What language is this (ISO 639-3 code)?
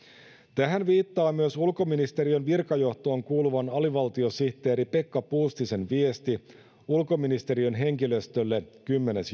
fin